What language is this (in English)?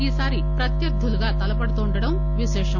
Telugu